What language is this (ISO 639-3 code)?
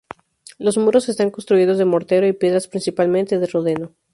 spa